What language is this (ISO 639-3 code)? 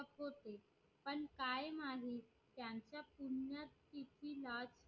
mar